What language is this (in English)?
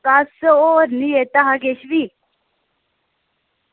Dogri